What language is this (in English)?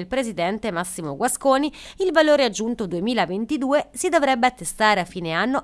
Italian